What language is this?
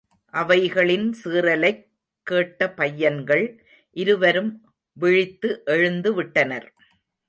Tamil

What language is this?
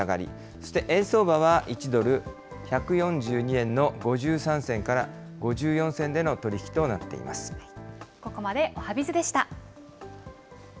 Japanese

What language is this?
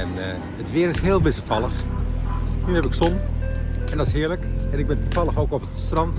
Dutch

